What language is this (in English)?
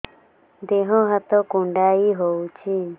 Odia